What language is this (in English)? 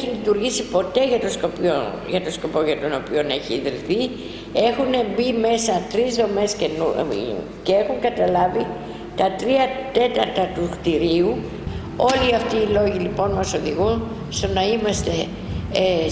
Greek